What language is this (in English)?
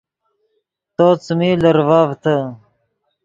Yidgha